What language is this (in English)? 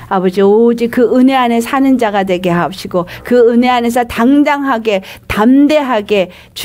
Korean